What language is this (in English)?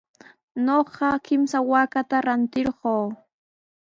Sihuas Ancash Quechua